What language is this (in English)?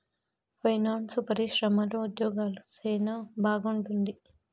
Telugu